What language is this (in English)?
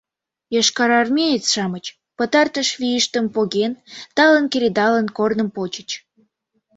Mari